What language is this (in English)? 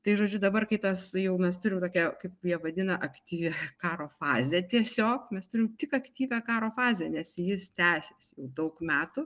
Lithuanian